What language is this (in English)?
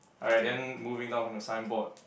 English